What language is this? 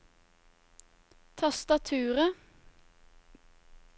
Norwegian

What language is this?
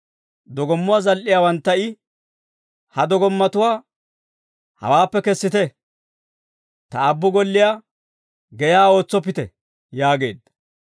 Dawro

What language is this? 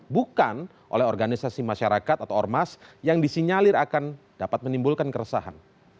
Indonesian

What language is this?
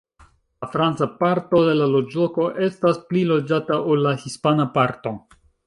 Esperanto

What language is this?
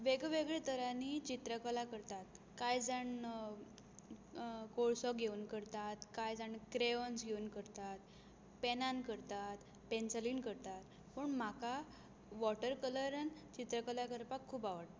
Konkani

